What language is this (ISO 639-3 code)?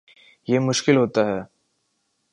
urd